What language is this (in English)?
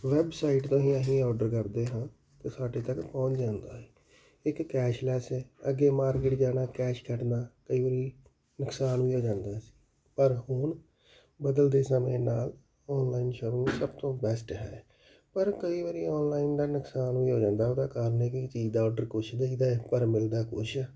Punjabi